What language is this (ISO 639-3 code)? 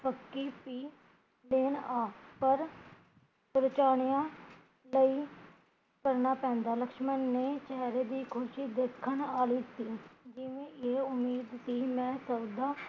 pan